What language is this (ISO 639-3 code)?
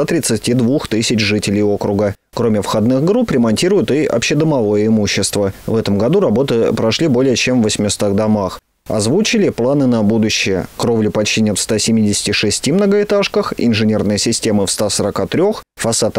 rus